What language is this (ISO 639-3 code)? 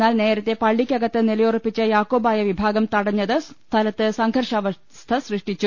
mal